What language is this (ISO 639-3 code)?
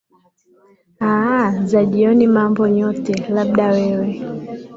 swa